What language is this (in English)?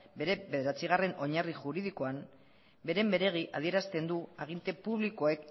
Basque